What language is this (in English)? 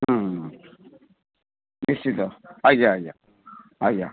Odia